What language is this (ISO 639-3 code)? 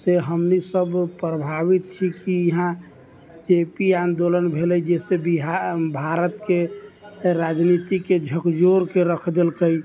mai